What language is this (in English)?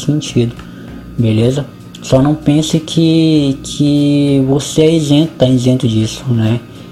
Portuguese